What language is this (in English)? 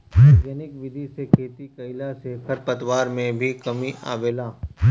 Bhojpuri